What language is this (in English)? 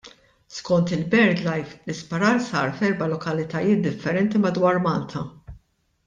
Maltese